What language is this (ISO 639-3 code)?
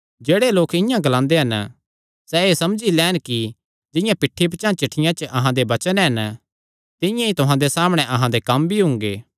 xnr